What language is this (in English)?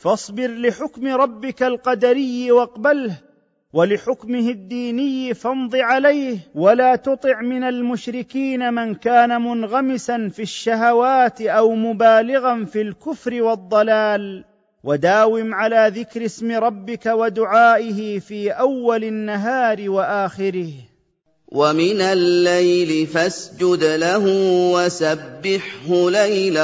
Arabic